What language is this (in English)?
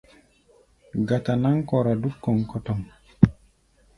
Gbaya